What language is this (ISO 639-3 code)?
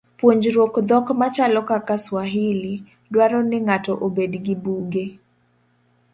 luo